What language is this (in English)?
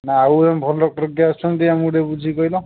Odia